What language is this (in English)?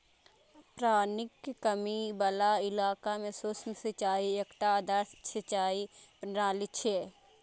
Maithili